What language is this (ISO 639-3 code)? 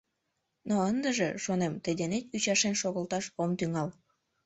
chm